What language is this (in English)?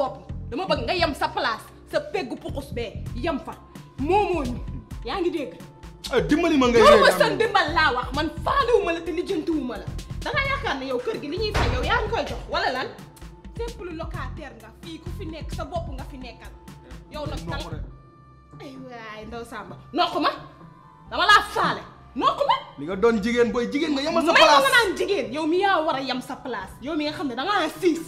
French